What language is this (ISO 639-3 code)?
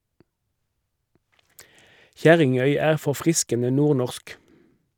nor